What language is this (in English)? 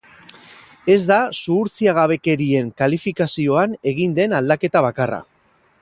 Basque